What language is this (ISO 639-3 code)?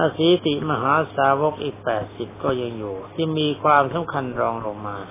tha